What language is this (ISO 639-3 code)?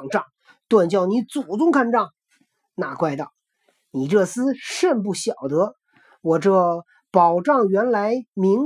zho